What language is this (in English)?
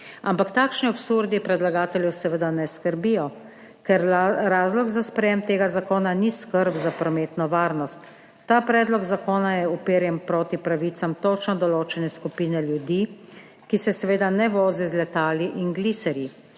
Slovenian